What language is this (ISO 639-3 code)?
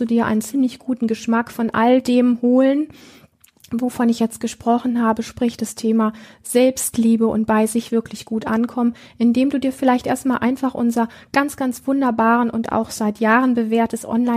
deu